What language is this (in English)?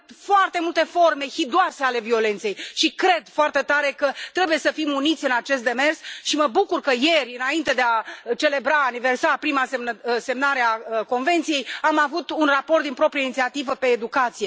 Romanian